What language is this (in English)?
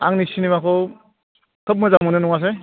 Bodo